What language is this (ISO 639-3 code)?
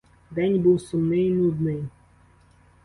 ukr